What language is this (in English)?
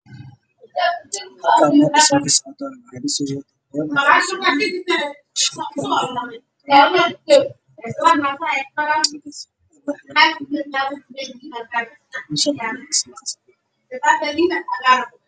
Somali